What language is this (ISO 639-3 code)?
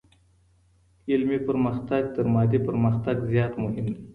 pus